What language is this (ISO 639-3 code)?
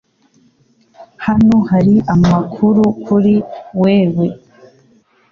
kin